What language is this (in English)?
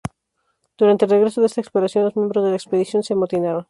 Spanish